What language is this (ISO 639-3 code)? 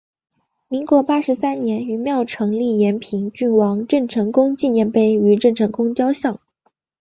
zho